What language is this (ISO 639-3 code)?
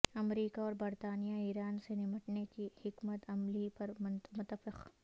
urd